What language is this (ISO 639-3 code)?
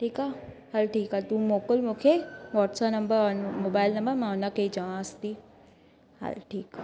snd